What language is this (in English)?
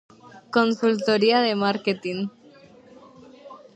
Galician